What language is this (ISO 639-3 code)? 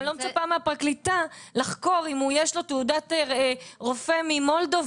heb